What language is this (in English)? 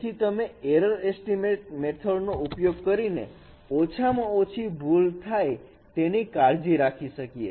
Gujarati